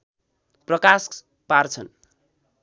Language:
Nepali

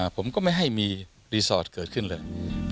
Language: Thai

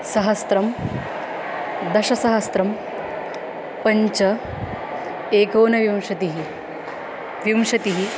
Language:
Sanskrit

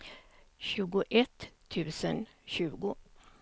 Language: Swedish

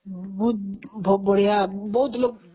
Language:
Odia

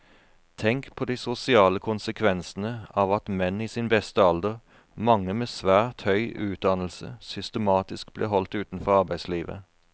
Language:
Norwegian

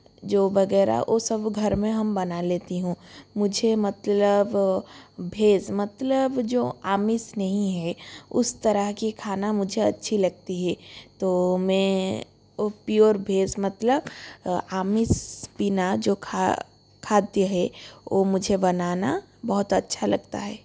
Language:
Hindi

